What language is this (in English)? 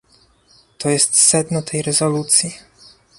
Polish